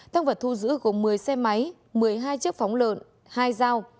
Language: Vietnamese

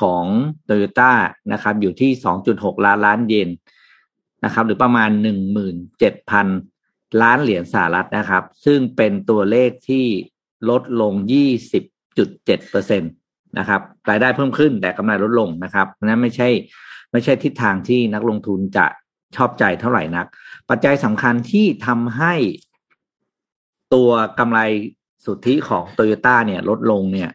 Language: Thai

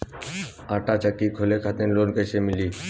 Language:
Bhojpuri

